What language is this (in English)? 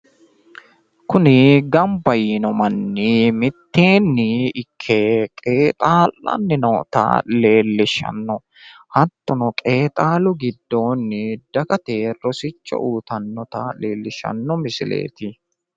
Sidamo